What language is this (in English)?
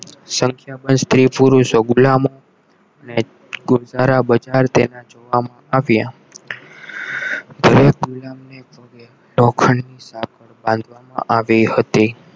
Gujarati